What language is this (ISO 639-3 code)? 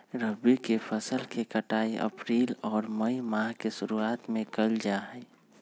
mag